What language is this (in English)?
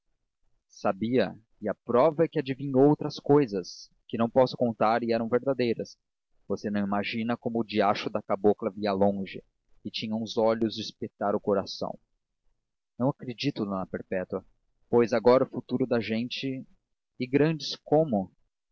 Portuguese